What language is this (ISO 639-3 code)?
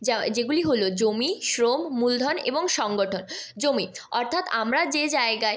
ben